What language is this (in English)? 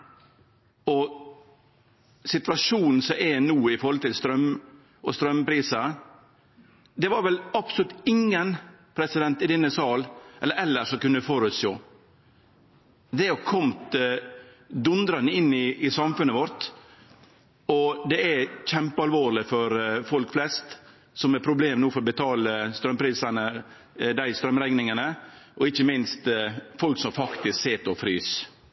Norwegian Nynorsk